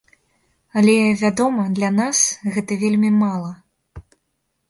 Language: Belarusian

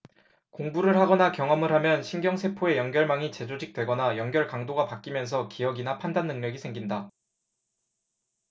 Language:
Korean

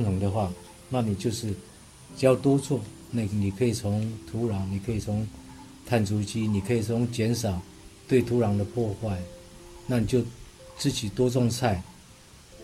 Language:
Chinese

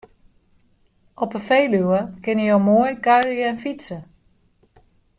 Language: Western Frisian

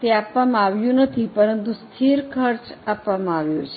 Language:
Gujarati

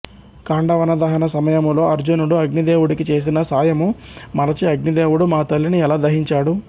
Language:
Telugu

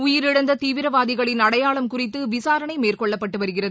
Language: Tamil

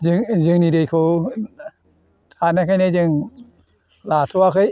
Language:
Bodo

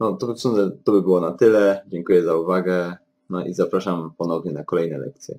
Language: Polish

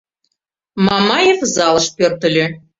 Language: Mari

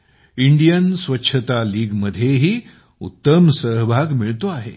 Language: Marathi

